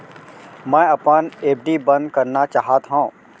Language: Chhattisgarhi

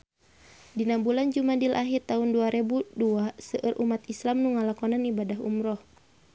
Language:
Sundanese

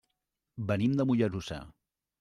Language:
Catalan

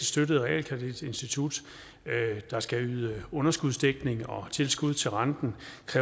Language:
Danish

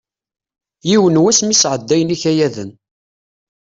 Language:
Kabyle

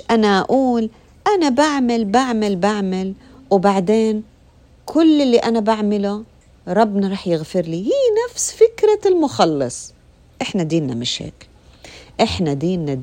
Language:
Arabic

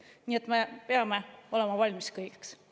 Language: Estonian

